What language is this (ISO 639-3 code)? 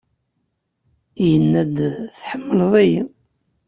kab